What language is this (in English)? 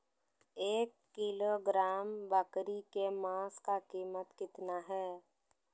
Magahi